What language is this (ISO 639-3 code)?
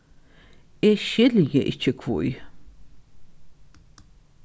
fao